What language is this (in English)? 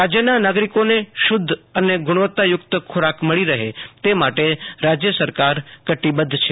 Gujarati